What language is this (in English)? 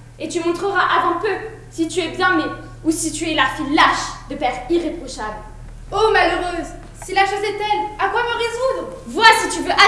French